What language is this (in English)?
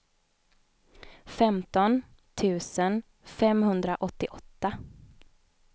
Swedish